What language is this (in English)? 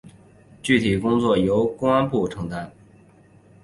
Chinese